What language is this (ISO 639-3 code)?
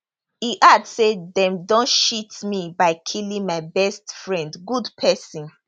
pcm